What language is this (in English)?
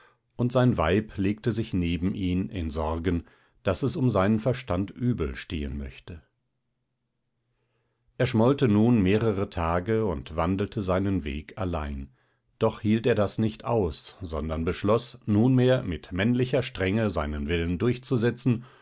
German